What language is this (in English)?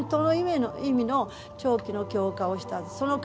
Japanese